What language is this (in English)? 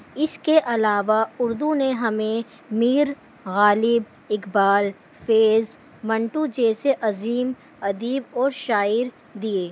Urdu